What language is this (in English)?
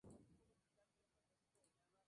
Spanish